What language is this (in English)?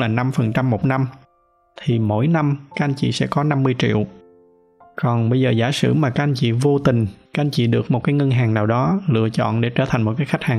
Vietnamese